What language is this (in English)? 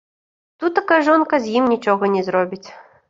Belarusian